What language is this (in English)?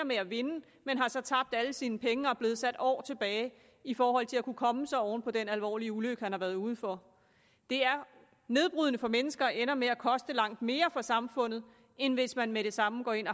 Danish